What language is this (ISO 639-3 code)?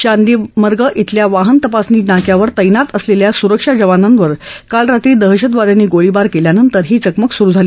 mar